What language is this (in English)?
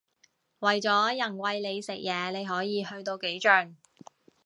Cantonese